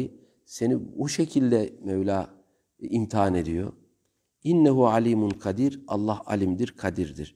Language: Turkish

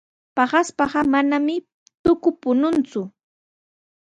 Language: Sihuas Ancash Quechua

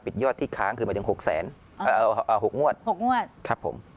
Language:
Thai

